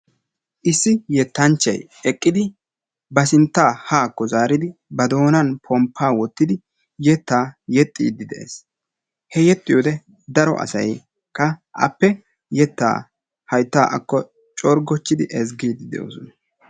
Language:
Wolaytta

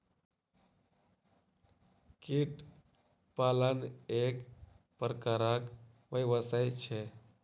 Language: Maithili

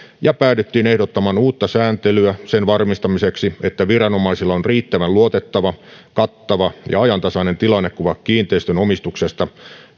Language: Finnish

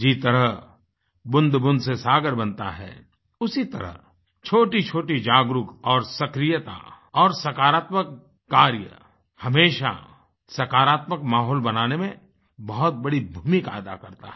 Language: Hindi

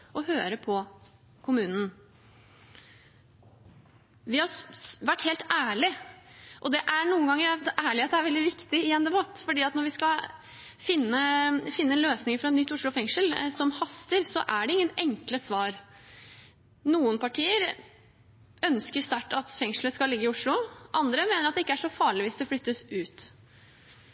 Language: Norwegian Bokmål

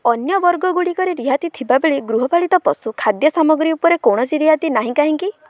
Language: Odia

